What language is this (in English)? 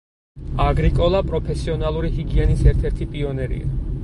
Georgian